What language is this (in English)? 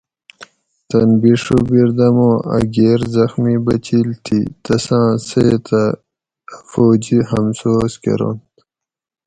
Gawri